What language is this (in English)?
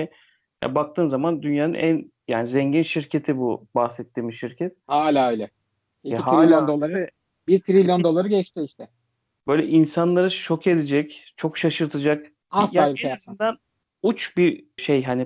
Turkish